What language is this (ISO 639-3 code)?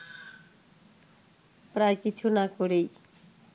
ben